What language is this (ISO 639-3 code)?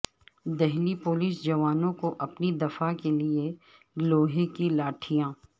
urd